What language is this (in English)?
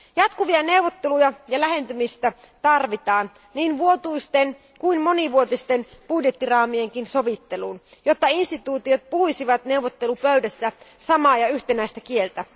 Finnish